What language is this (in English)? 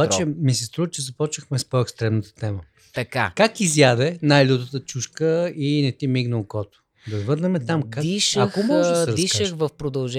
Bulgarian